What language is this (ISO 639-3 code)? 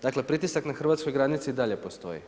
hrv